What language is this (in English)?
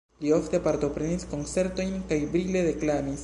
Esperanto